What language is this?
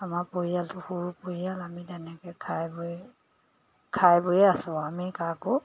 Assamese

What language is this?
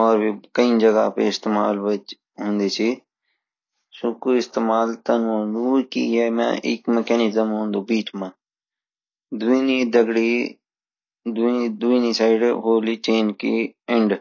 Garhwali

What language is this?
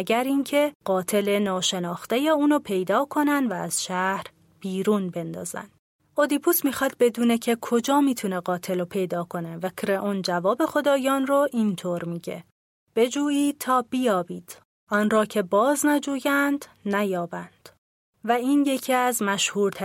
Persian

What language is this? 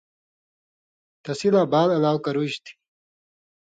Indus Kohistani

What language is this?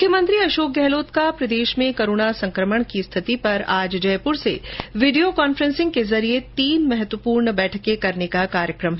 Hindi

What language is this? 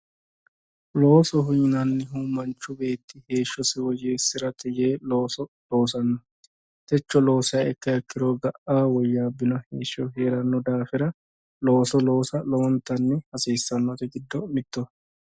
Sidamo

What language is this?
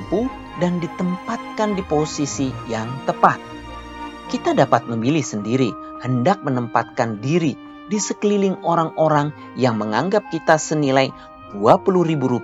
Indonesian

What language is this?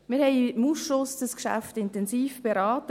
Swiss German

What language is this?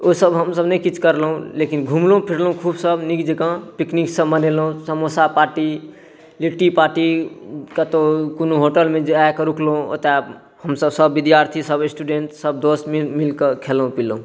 Maithili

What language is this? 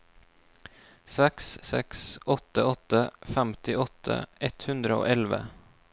Norwegian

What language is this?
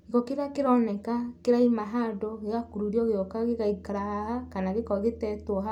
Kikuyu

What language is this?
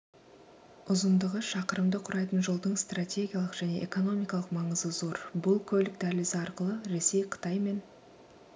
Kazakh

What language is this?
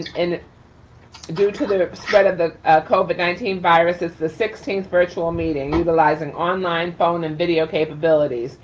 English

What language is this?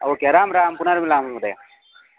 Sanskrit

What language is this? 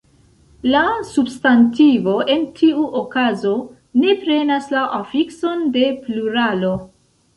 Esperanto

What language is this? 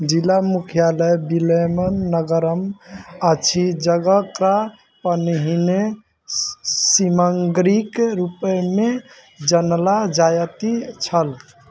Maithili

